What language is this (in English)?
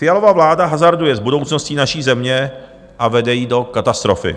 Czech